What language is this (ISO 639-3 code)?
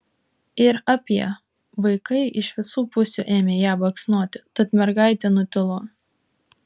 lit